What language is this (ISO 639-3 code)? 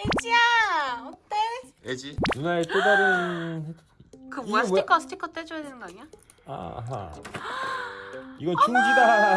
kor